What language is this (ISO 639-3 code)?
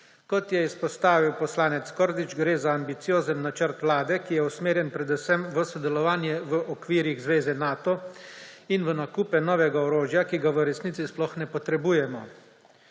slv